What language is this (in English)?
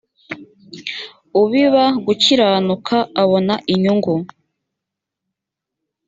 Kinyarwanda